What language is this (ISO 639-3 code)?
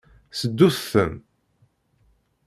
kab